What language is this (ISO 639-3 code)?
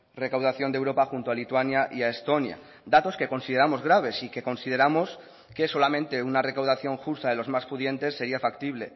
spa